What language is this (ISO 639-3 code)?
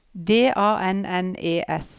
nor